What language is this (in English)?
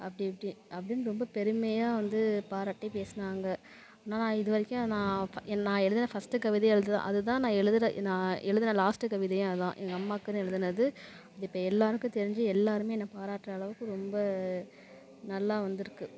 Tamil